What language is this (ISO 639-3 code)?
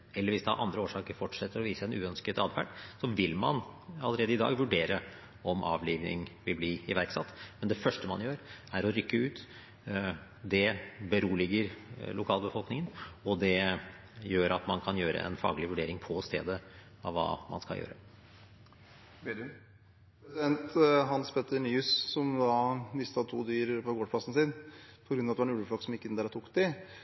nob